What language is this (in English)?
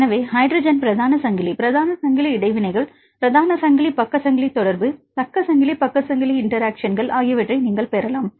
Tamil